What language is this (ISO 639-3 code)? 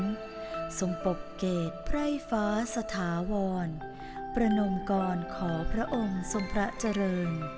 tha